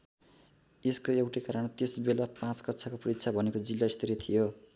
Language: Nepali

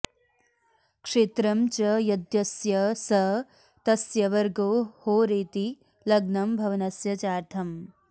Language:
Sanskrit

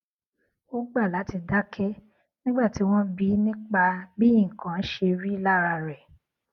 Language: Yoruba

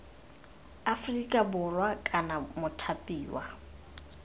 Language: Tswana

